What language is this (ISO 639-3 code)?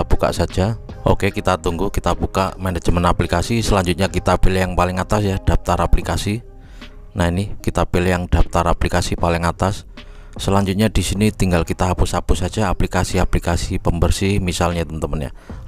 ind